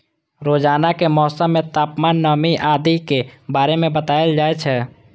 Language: Maithili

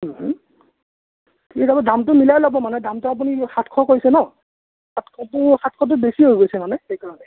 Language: Assamese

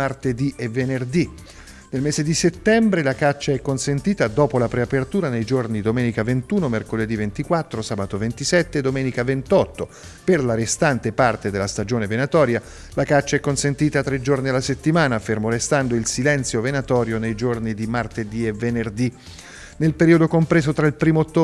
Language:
Italian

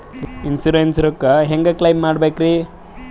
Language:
Kannada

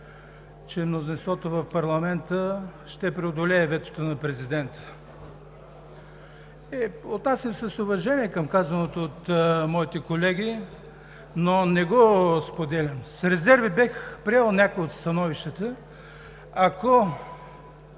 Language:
Bulgarian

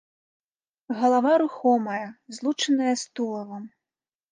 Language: Belarusian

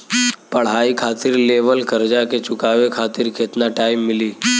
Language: Bhojpuri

